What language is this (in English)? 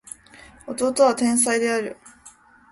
Japanese